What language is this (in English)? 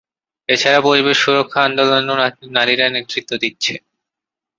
Bangla